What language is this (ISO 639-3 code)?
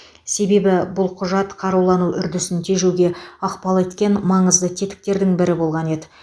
kaz